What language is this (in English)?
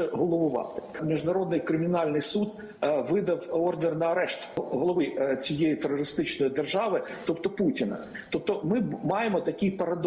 Ukrainian